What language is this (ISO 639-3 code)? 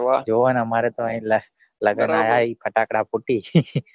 guj